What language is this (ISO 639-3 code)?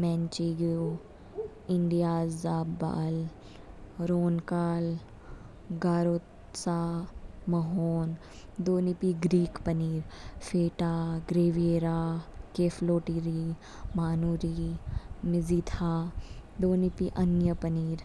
kfk